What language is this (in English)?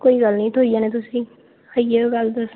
Dogri